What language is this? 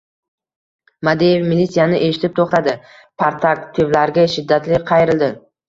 Uzbek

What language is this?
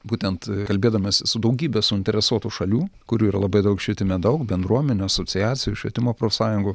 Lithuanian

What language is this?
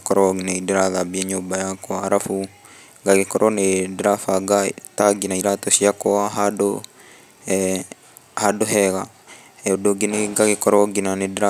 Kikuyu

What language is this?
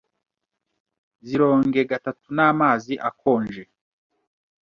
Kinyarwanda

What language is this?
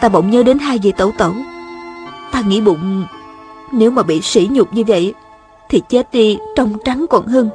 Vietnamese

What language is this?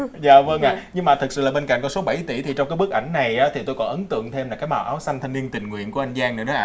Vietnamese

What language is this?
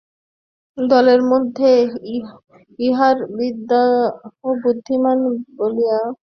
Bangla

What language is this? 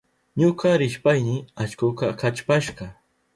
Southern Pastaza Quechua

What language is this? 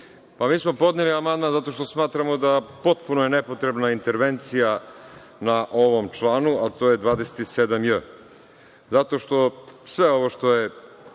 Serbian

